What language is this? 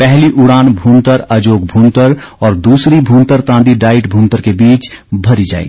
Hindi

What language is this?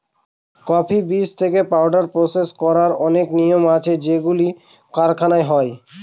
Bangla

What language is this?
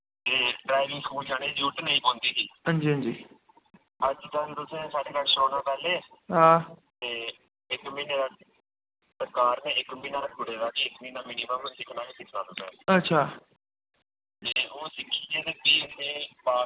Dogri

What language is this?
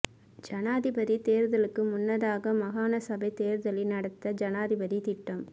Tamil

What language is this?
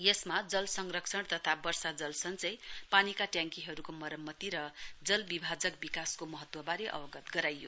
Nepali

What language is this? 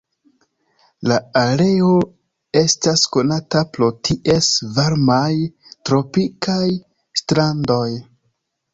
Esperanto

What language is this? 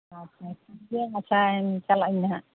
Santali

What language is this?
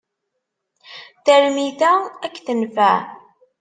Kabyle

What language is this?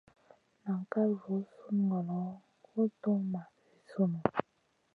Masana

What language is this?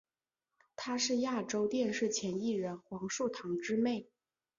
Chinese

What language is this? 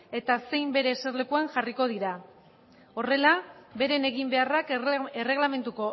Basque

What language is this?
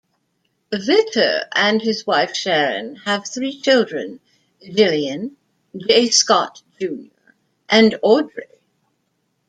English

